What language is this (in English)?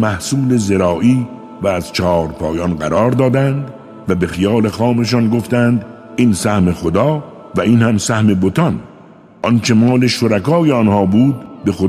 Persian